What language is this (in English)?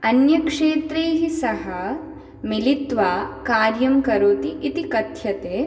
Sanskrit